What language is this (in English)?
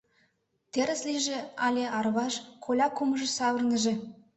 Mari